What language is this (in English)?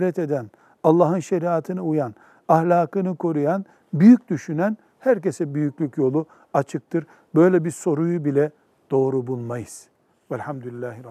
Turkish